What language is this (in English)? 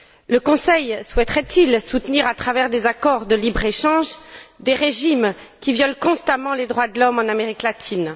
French